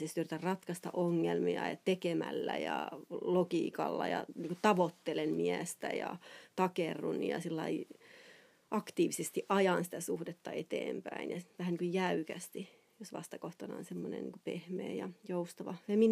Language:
Finnish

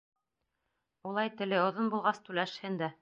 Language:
Bashkir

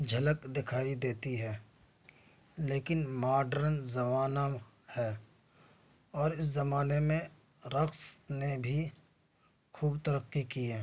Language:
Urdu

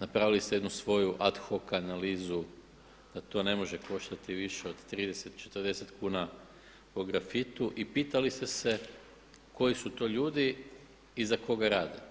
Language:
Croatian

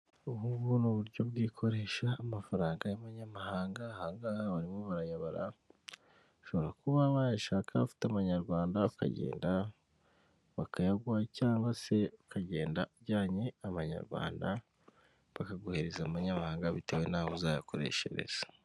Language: Kinyarwanda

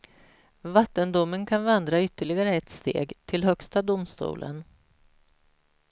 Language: Swedish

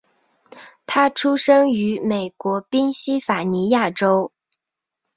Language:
Chinese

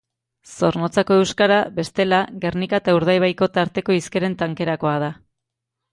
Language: Basque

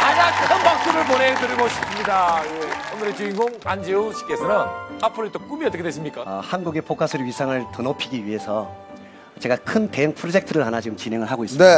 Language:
Korean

